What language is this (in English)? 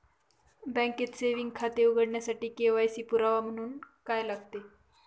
Marathi